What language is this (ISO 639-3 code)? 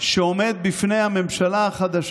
heb